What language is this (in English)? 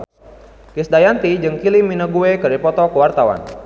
Sundanese